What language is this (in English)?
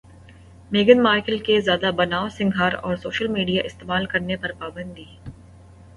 Urdu